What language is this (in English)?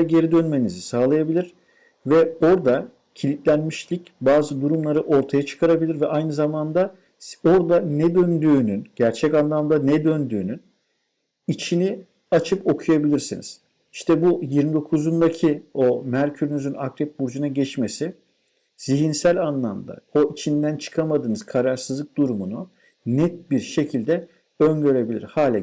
Turkish